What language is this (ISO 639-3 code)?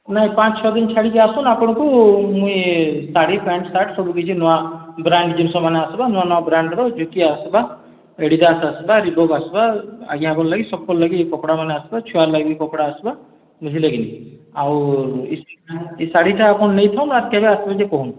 ori